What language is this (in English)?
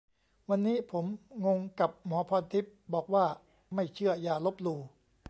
Thai